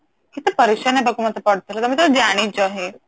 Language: Odia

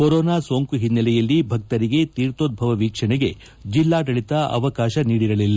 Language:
Kannada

